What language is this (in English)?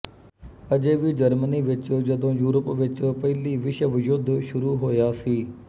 Punjabi